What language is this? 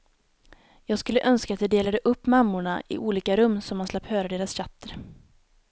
Swedish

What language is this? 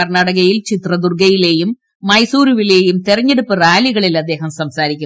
Malayalam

